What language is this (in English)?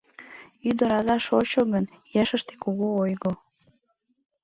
Mari